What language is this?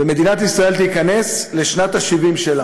Hebrew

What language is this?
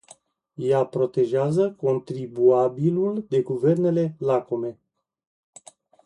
Romanian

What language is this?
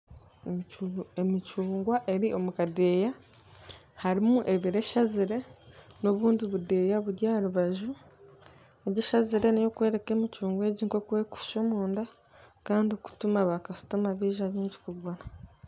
Nyankole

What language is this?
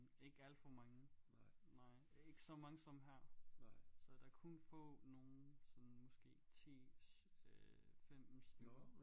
Danish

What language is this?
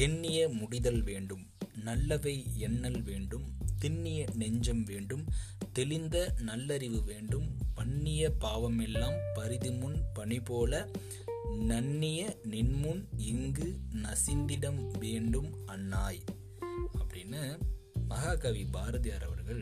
Tamil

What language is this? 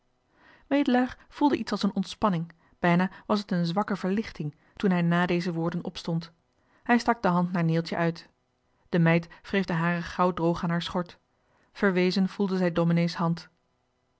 Dutch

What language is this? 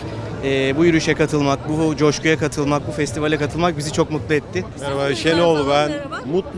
Turkish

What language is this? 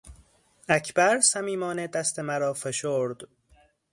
Persian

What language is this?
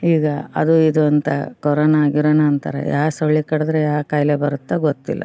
Kannada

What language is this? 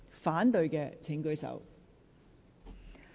Cantonese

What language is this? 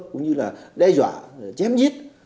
Vietnamese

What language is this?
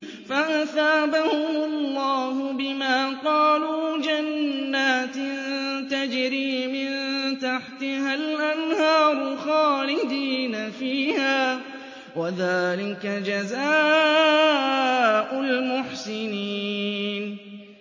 Arabic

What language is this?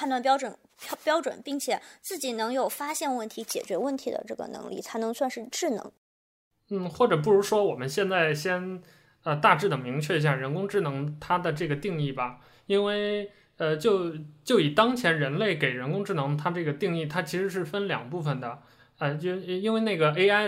Chinese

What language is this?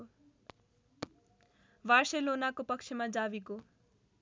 Nepali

